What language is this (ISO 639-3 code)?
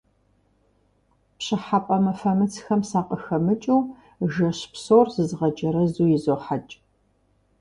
kbd